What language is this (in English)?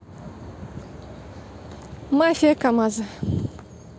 Russian